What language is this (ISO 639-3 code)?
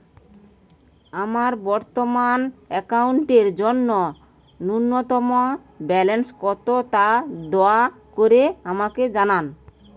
ben